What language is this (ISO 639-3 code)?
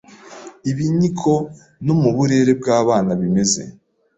kin